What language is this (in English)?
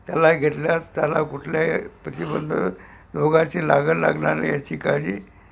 Marathi